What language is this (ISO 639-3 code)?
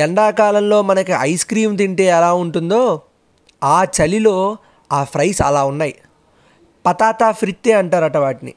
tel